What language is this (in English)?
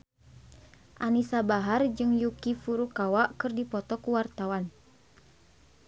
Sundanese